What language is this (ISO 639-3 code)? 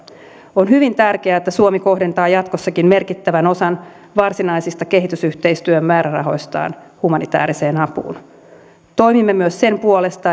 fin